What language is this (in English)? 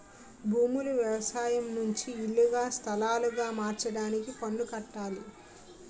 Telugu